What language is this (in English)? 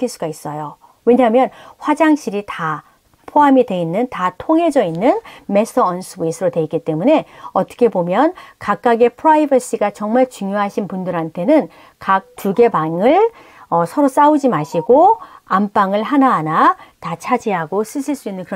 Korean